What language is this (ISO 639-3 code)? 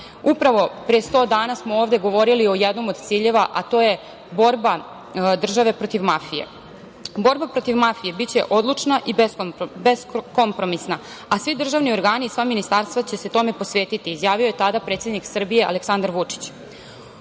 srp